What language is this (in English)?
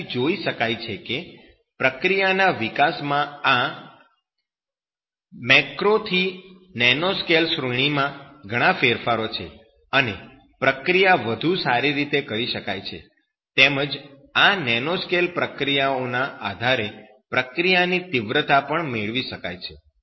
Gujarati